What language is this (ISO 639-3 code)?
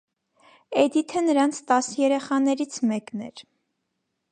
hye